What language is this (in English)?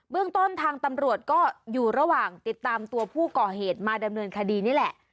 Thai